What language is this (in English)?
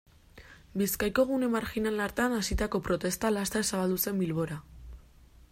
Basque